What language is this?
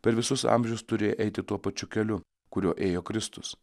Lithuanian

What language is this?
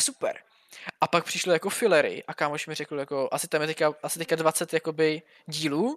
Czech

